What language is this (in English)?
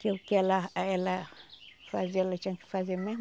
Portuguese